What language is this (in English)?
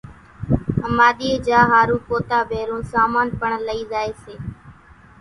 Kachi Koli